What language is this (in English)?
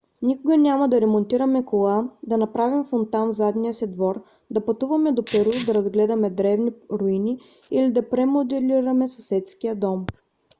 Bulgarian